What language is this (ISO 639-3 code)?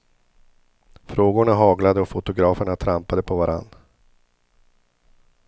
swe